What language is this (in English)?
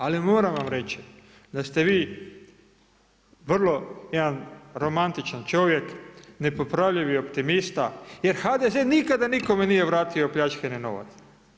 Croatian